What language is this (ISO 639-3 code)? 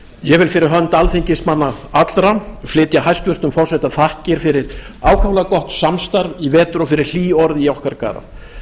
isl